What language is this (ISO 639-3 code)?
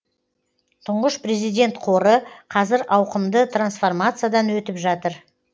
kaz